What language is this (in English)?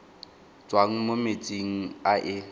Tswana